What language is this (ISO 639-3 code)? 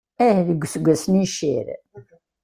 kab